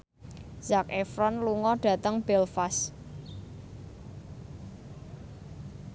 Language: Javanese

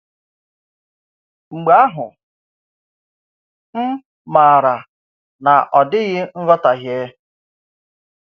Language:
Igbo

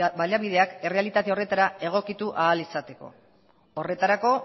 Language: Basque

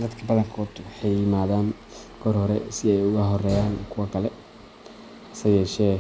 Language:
Somali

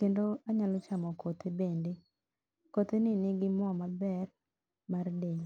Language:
Luo (Kenya and Tanzania)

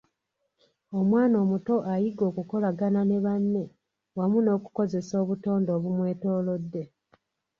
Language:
Ganda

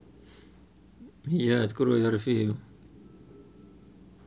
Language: Russian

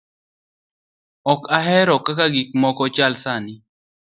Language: Luo (Kenya and Tanzania)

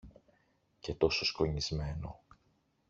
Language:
Greek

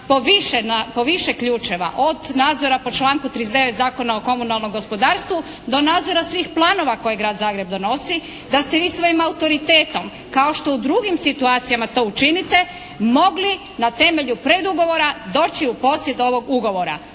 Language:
Croatian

